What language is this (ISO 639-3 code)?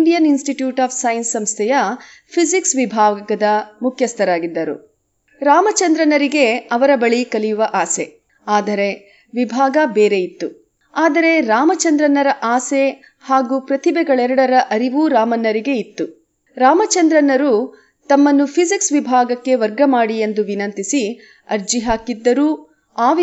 kan